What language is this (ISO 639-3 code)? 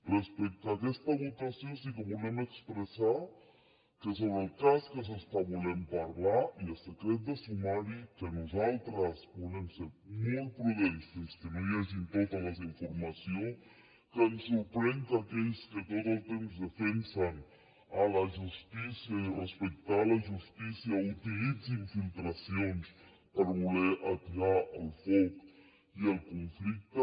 cat